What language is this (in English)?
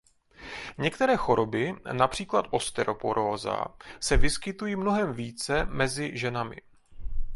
Czech